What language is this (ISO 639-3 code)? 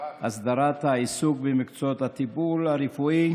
heb